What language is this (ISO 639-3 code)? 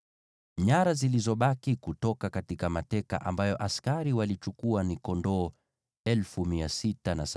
swa